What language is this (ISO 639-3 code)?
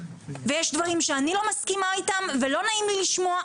heb